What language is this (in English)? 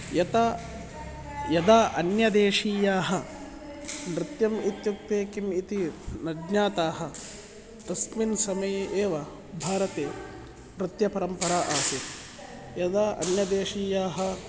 Sanskrit